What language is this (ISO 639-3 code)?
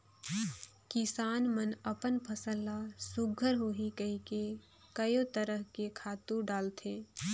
hne